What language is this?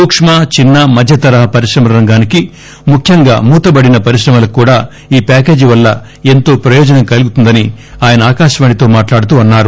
Telugu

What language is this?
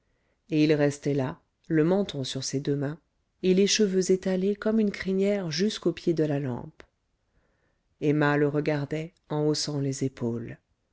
French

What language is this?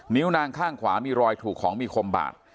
Thai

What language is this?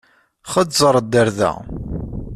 Kabyle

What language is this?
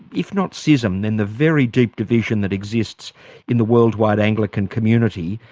English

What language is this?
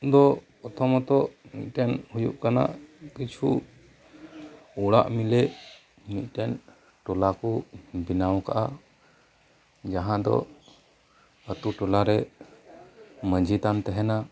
Santali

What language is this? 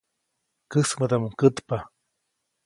Copainalá Zoque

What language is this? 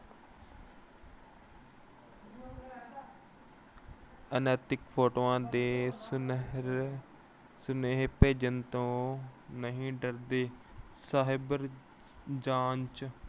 Punjabi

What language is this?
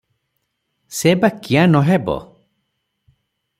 Odia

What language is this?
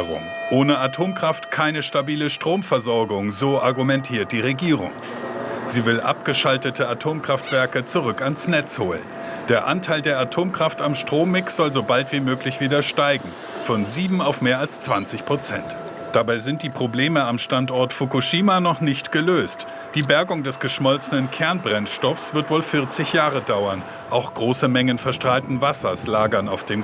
German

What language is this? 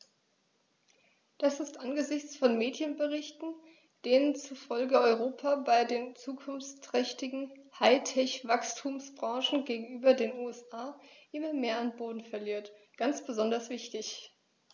German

